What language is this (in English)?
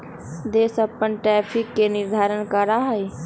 Magahi